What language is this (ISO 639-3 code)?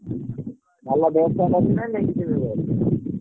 ori